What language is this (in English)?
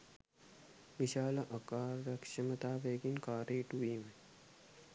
Sinhala